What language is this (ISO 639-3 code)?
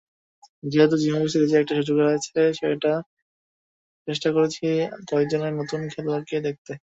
ben